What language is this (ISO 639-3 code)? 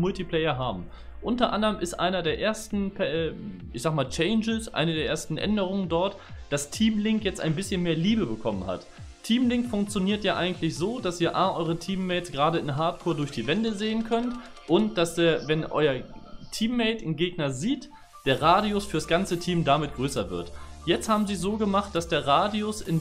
deu